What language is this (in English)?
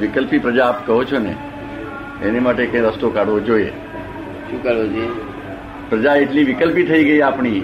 Gujarati